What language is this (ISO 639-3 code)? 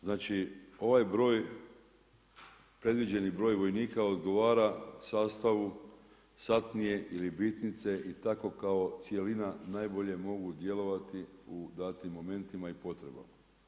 hrv